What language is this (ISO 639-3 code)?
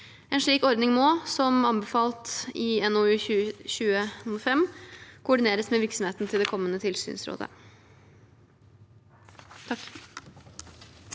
nor